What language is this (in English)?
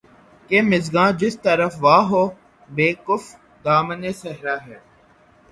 Urdu